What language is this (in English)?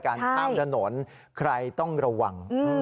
Thai